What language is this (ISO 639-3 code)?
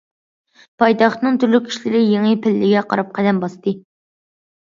uig